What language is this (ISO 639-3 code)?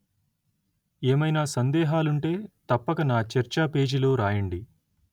tel